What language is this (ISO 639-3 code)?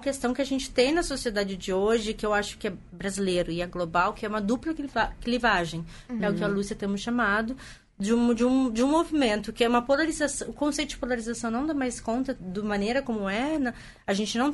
por